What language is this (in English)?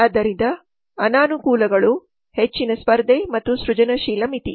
Kannada